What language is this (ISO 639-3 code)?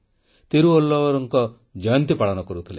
ori